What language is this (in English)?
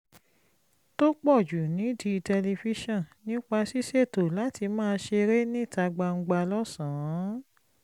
Yoruba